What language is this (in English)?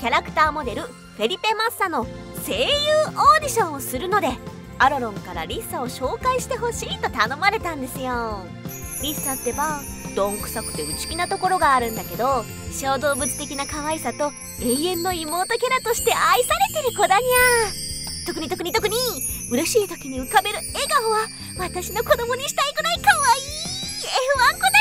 Japanese